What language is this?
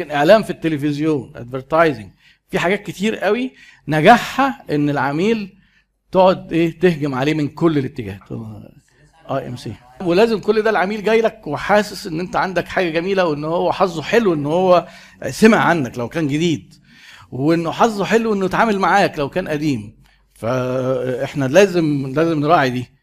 Arabic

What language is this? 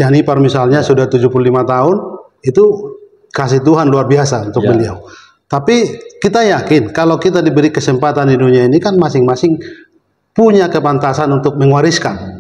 Indonesian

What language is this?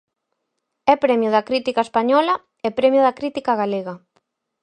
Galician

